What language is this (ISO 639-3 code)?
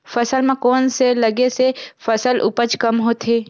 hne